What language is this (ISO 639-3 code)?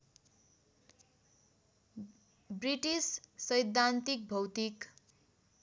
nep